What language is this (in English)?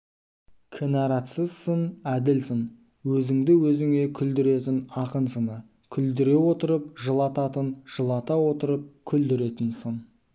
Kazakh